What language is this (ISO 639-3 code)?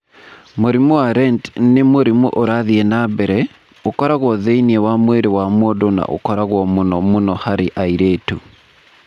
kik